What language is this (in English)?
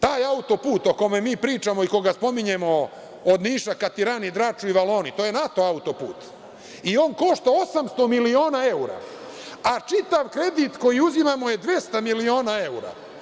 Serbian